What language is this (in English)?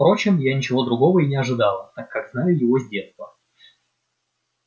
Russian